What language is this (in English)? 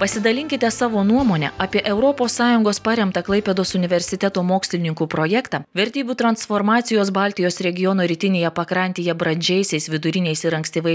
Russian